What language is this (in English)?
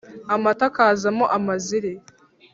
Kinyarwanda